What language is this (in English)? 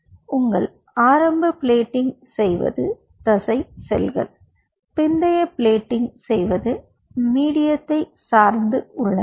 Tamil